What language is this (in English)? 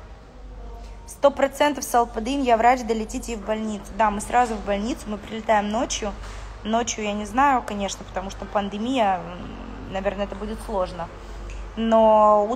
Russian